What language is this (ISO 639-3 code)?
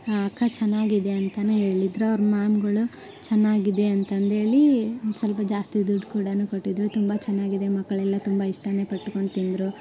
kan